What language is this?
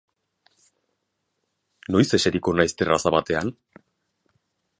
Basque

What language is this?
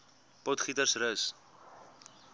Afrikaans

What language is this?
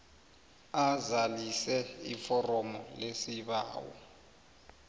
South Ndebele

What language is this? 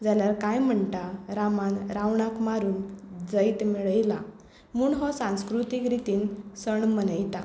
Konkani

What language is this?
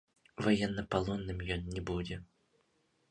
Belarusian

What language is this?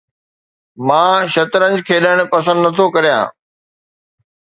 Sindhi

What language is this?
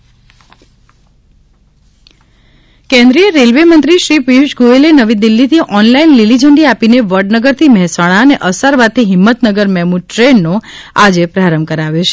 Gujarati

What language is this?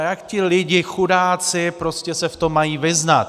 Czech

